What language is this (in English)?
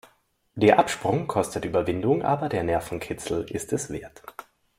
German